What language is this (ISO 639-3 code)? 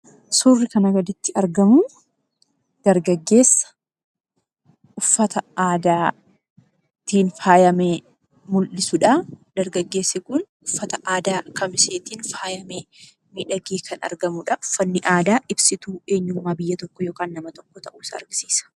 orm